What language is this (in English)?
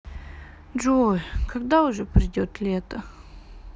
Russian